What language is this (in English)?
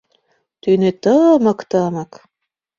Mari